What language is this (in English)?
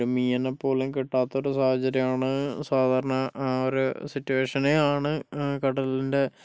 Malayalam